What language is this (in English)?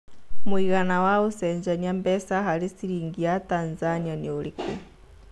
Kikuyu